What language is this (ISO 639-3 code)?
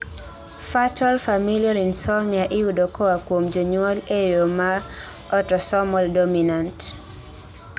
luo